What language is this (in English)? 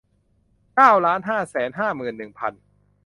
Thai